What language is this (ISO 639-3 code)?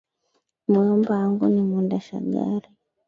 swa